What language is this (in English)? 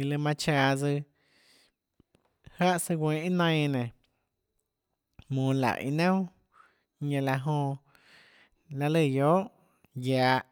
Tlacoatzintepec Chinantec